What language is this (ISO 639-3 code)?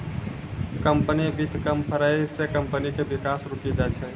mai